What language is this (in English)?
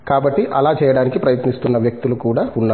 Telugu